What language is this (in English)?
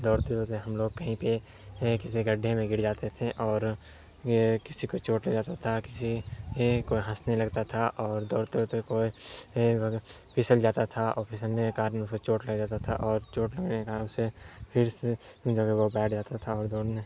Urdu